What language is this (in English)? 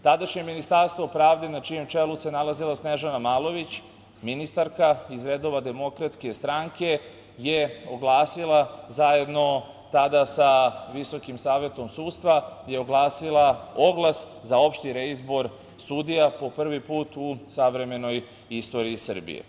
Serbian